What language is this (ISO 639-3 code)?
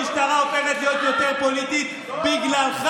heb